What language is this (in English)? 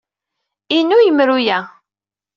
Kabyle